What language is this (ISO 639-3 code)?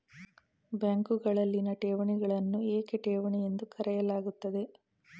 kan